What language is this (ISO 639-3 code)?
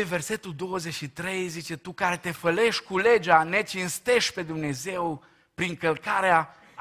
ron